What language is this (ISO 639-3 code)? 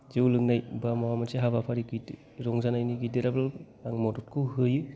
brx